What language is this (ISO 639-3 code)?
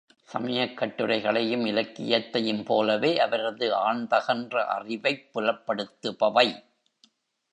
tam